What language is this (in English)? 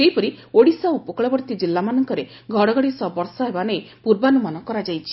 Odia